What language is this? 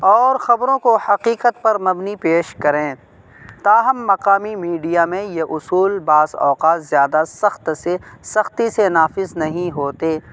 Urdu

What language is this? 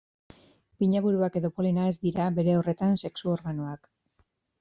Basque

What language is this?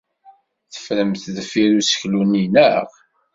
Kabyle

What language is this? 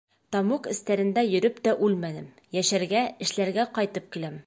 Bashkir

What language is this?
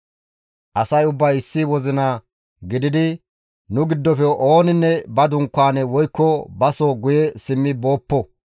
Gamo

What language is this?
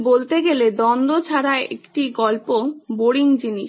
Bangla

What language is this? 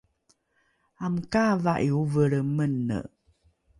Rukai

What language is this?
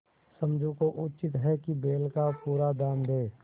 Hindi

